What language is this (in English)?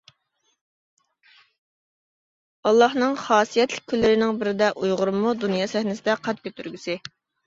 Uyghur